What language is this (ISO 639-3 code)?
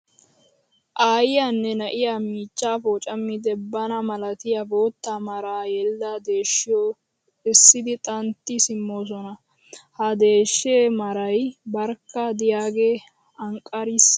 wal